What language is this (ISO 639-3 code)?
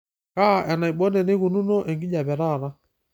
mas